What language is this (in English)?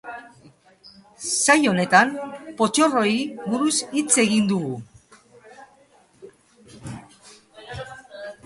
Basque